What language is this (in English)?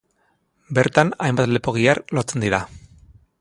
Basque